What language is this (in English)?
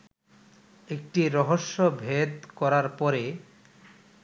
Bangla